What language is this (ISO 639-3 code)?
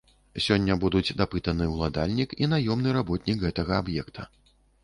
bel